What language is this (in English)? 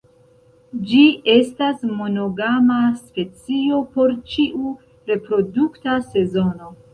Esperanto